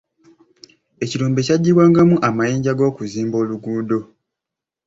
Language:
Ganda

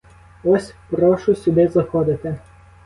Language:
Ukrainian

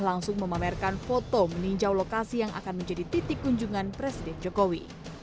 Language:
Indonesian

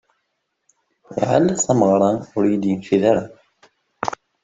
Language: Kabyle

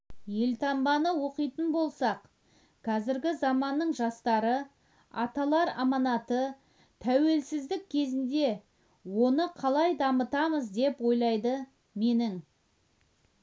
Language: Kazakh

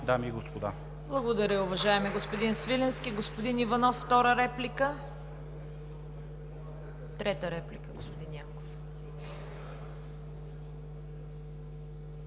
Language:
Bulgarian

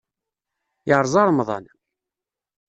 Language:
Kabyle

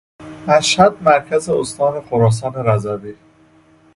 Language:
Persian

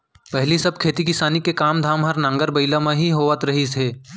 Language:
Chhattisgarhi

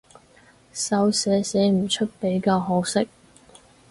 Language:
Cantonese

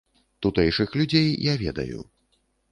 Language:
Belarusian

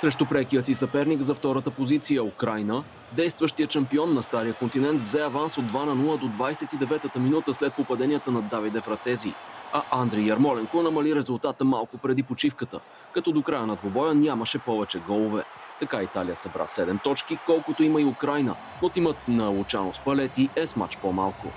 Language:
Bulgarian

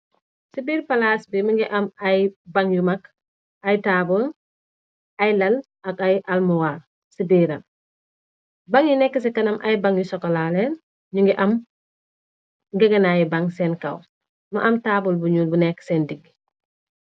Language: Wolof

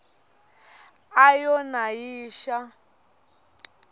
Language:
Tsonga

